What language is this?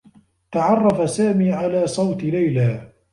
Arabic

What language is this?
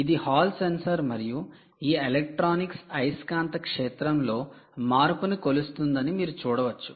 Telugu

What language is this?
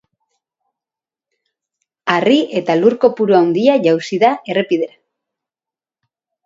Basque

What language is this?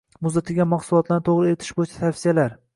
Uzbek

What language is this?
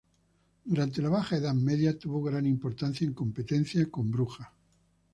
Spanish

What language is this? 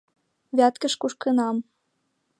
Mari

